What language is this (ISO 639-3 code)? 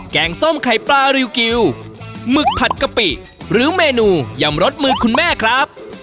tha